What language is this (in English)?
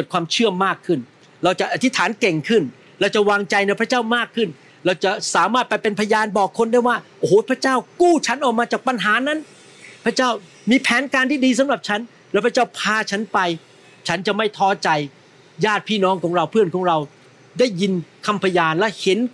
Thai